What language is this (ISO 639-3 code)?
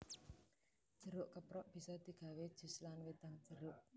jav